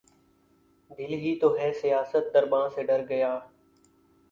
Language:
Urdu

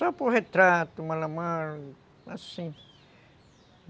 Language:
Portuguese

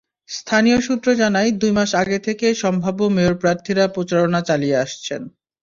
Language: Bangla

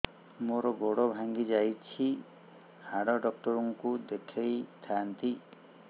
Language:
Odia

